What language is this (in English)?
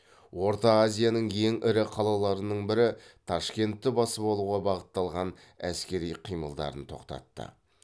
Kazakh